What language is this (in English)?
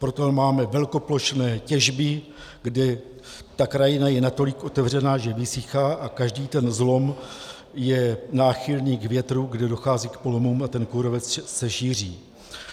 Czech